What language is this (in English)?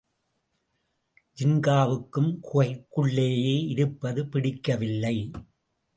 Tamil